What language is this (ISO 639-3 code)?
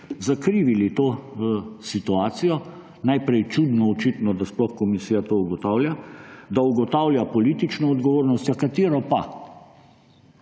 slv